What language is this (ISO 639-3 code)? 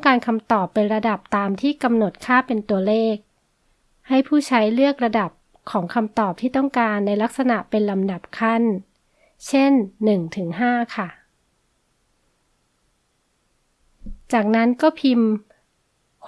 tha